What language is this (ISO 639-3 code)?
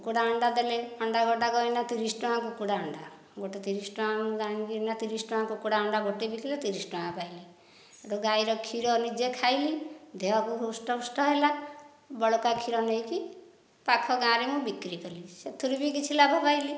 ori